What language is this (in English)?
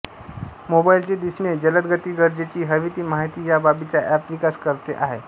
Marathi